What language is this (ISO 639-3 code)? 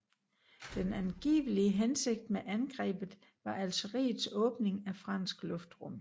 dan